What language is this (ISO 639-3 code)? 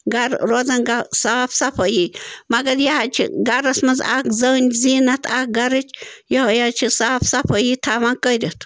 kas